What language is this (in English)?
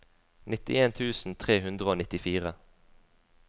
Norwegian